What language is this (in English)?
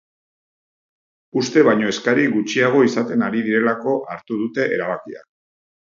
Basque